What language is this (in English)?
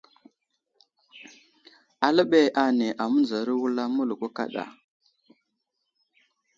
Wuzlam